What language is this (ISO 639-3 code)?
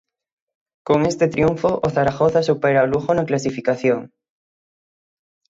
glg